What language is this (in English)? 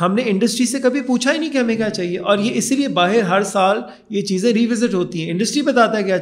Urdu